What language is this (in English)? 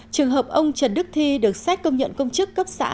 Vietnamese